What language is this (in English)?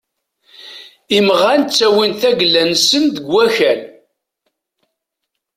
Kabyle